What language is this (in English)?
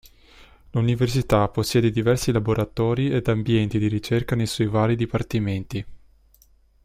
Italian